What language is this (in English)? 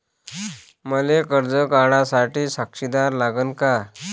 Marathi